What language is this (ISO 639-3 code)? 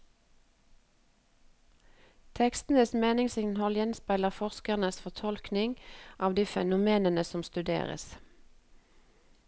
nor